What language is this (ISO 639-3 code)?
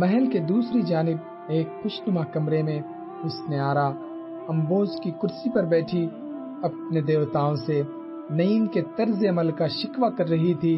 urd